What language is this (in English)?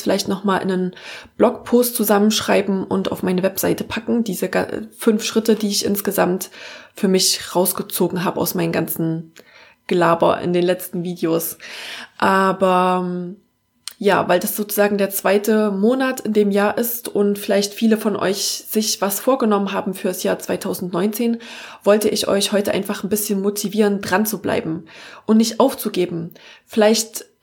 German